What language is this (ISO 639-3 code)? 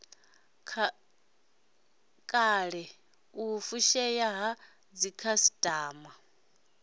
ven